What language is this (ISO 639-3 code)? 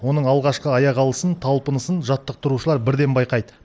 kaz